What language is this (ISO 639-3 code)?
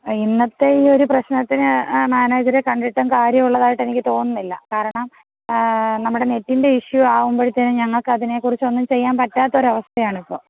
mal